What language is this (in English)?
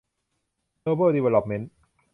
Thai